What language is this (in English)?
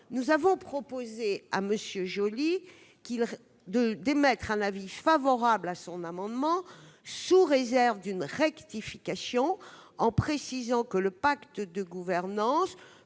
French